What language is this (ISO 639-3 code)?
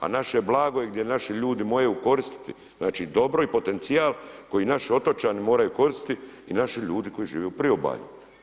hrv